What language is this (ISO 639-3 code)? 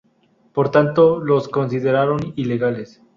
spa